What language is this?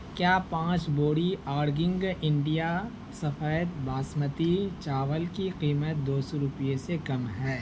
Urdu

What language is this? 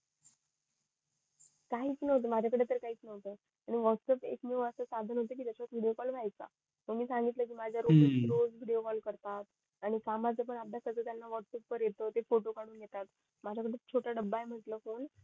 Marathi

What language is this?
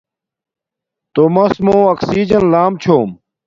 Domaaki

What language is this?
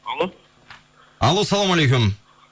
Kazakh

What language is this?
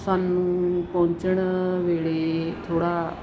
Punjabi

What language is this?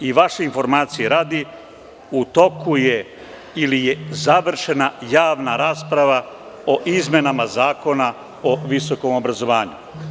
Serbian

